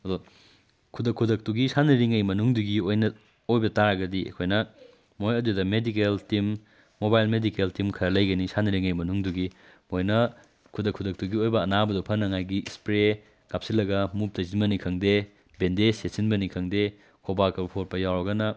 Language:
Manipuri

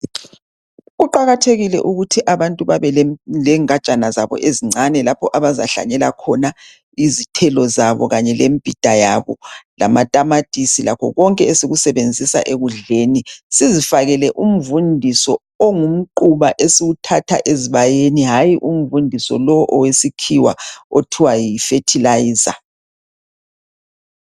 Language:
North Ndebele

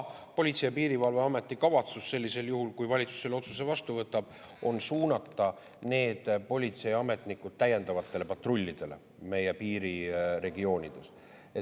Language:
Estonian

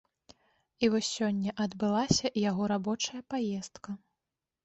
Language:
Belarusian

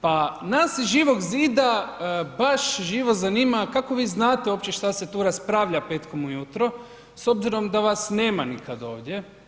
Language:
Croatian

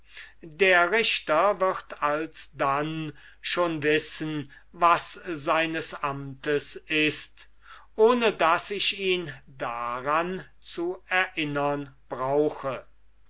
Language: German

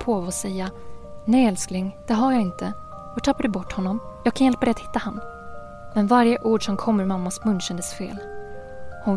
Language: Swedish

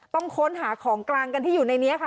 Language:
Thai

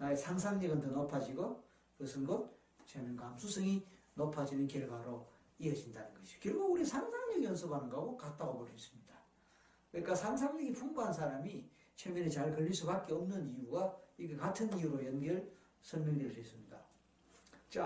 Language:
Korean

